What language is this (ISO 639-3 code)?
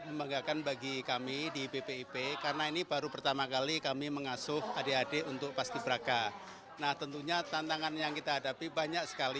ind